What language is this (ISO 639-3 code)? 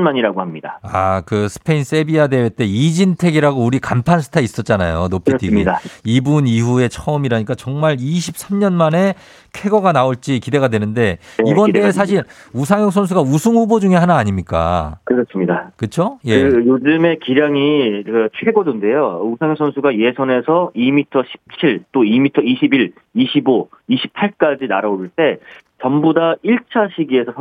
kor